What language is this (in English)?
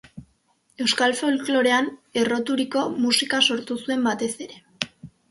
Basque